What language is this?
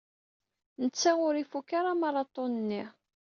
Kabyle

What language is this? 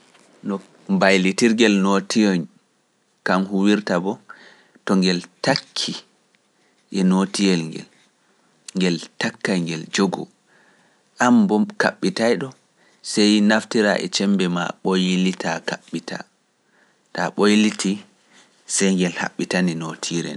Pular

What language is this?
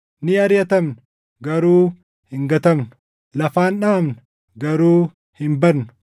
Oromo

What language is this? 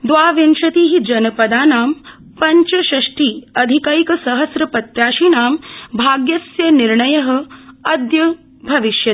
Sanskrit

